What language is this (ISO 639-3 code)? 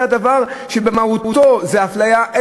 heb